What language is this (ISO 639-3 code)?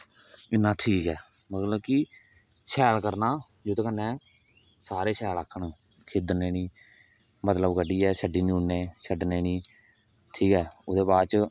doi